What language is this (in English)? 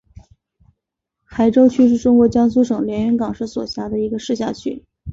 Chinese